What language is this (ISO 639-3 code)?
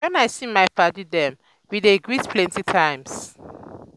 pcm